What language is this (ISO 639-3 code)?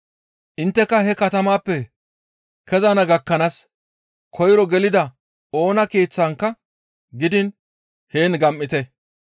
gmv